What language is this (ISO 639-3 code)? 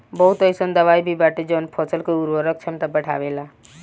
bho